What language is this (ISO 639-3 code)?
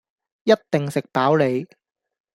yue